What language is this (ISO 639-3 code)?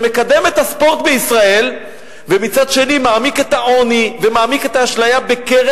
heb